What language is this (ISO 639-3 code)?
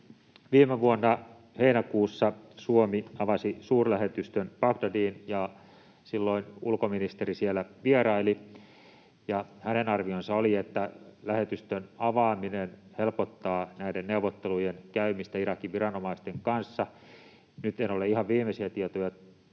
fin